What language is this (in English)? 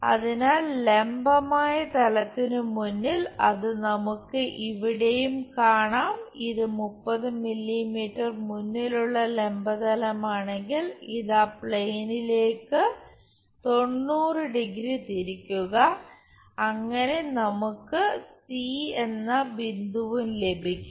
Malayalam